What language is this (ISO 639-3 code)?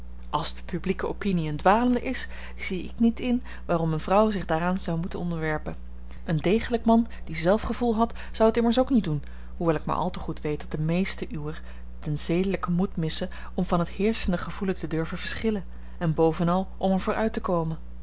nld